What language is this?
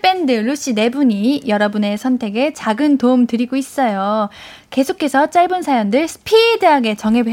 Korean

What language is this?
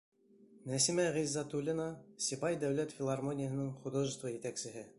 Bashkir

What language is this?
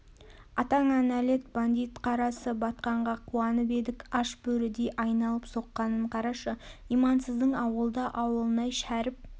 Kazakh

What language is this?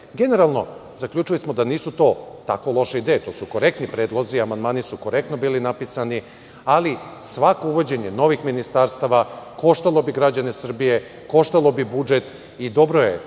Serbian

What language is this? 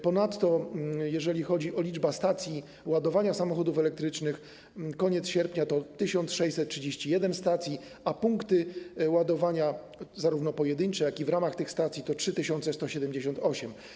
Polish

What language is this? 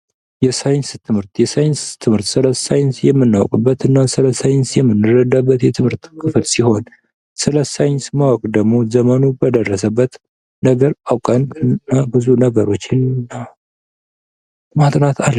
Amharic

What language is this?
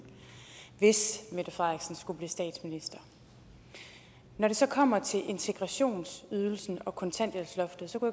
Danish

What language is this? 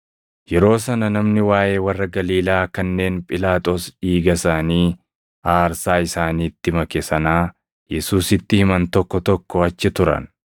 Oromo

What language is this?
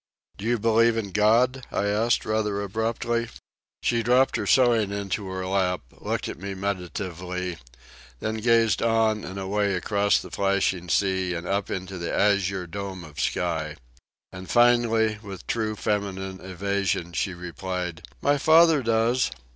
English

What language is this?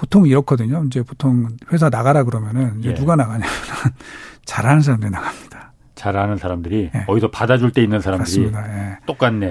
Korean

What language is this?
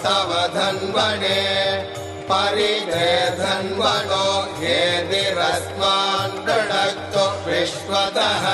Tamil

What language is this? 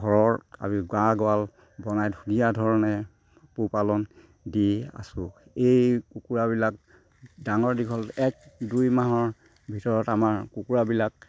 Assamese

